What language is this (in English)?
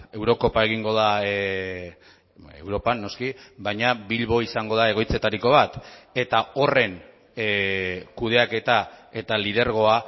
Basque